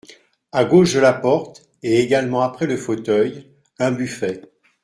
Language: French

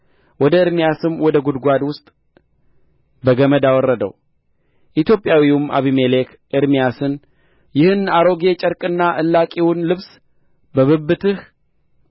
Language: Amharic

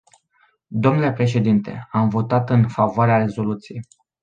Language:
Romanian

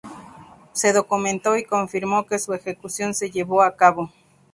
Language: Spanish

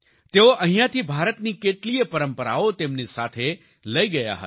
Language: Gujarati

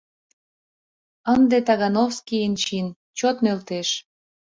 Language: Mari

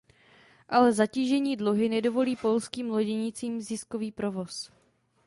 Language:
Czech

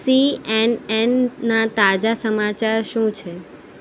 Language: Gujarati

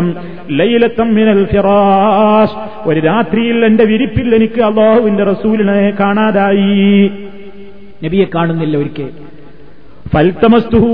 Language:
Malayalam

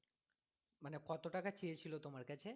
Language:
Bangla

